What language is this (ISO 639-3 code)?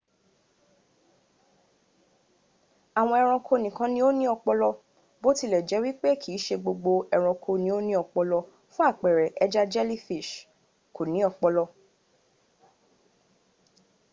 yor